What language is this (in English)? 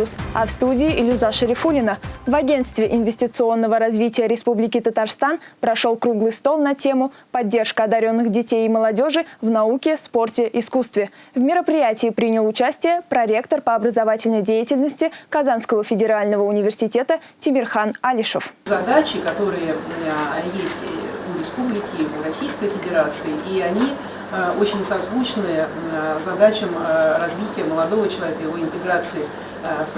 Russian